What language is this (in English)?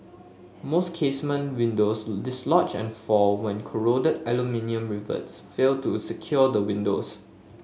English